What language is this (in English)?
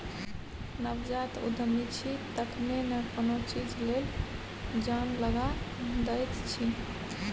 Maithili